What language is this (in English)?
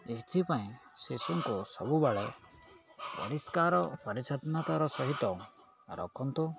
Odia